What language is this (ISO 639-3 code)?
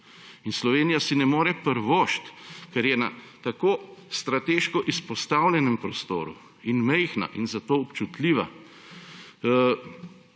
slv